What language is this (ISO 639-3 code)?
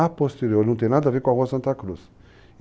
por